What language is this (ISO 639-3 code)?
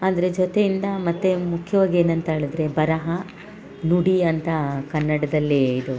kan